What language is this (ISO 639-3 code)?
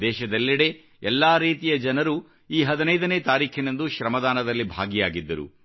kan